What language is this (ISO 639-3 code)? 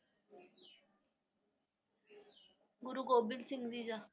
pan